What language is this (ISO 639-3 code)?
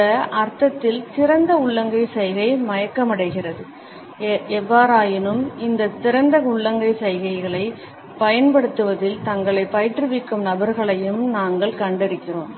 tam